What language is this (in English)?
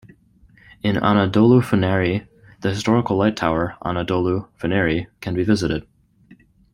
English